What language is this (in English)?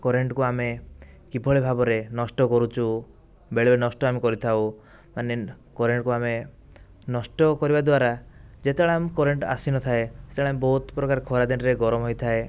Odia